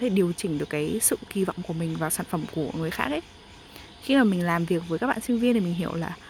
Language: Vietnamese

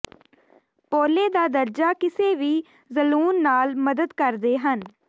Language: Punjabi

